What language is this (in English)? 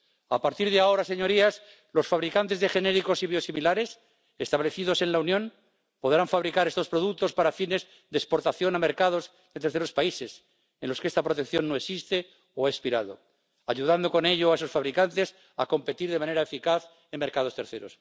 Spanish